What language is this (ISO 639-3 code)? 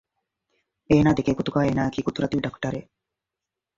div